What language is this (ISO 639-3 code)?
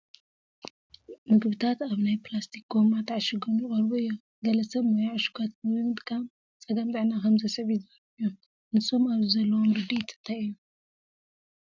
tir